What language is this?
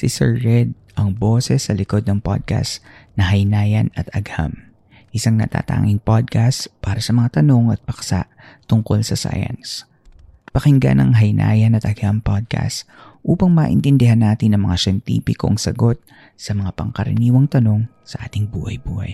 Filipino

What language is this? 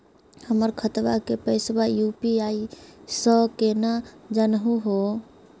Magahi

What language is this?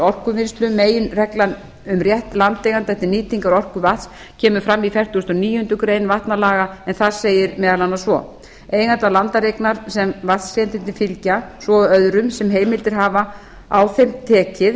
Icelandic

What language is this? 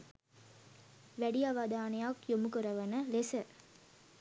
Sinhala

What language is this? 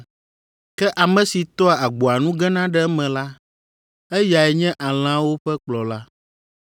Ewe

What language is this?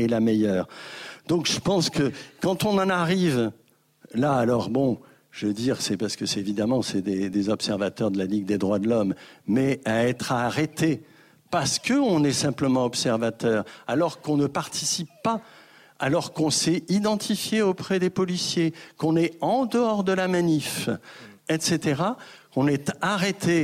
French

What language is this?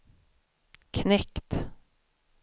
Swedish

